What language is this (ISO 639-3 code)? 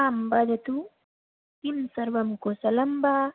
san